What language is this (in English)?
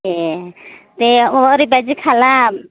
Bodo